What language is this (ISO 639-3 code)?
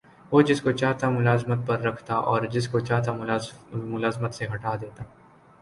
urd